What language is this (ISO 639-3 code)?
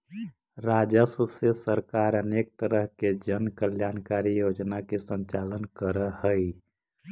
mag